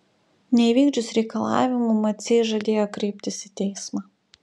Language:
Lithuanian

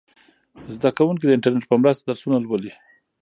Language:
Pashto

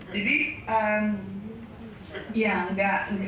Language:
Indonesian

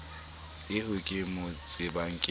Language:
Southern Sotho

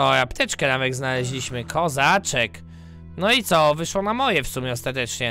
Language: Polish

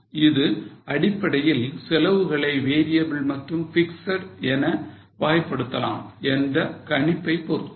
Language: Tamil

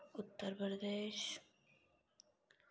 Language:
Dogri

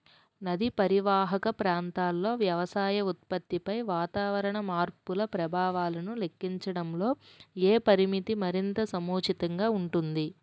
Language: Telugu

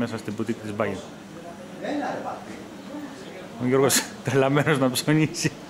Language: Greek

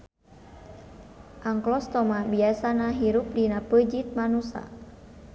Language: Sundanese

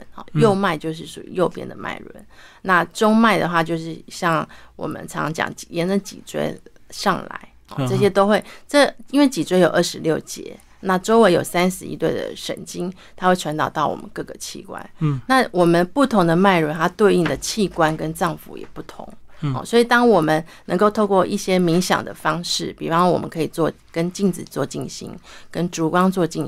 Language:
Chinese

